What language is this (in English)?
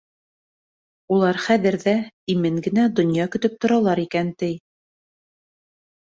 Bashkir